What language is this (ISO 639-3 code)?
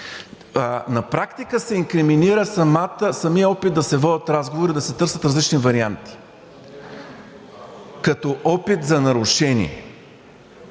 bul